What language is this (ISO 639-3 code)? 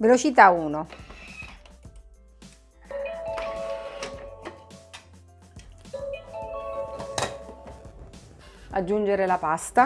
ita